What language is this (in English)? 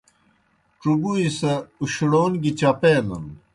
Kohistani Shina